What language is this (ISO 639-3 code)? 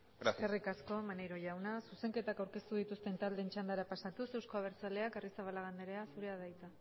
eus